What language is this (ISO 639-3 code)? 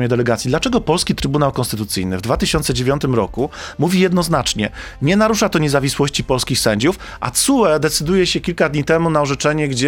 pol